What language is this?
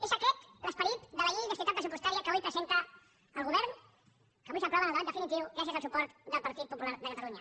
Catalan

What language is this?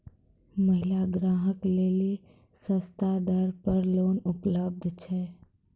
Maithili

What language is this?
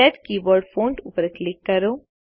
Gujarati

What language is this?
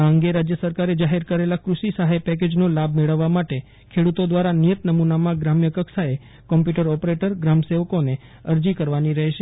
Gujarati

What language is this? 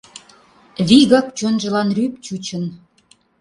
Mari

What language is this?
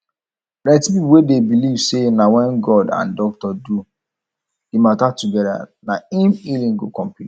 Nigerian Pidgin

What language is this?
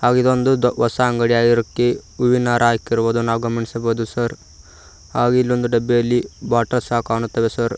Kannada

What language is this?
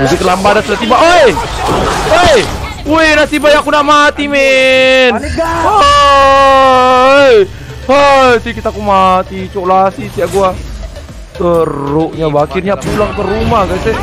Indonesian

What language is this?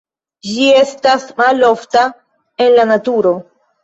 Esperanto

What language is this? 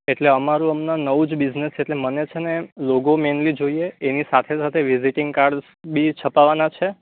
Gujarati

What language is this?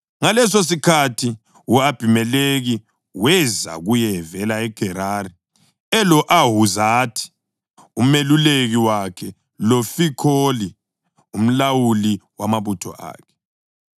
North Ndebele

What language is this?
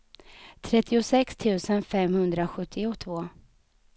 Swedish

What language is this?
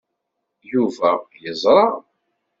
Kabyle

